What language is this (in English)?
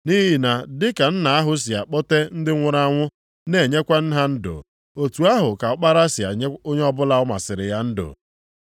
Igbo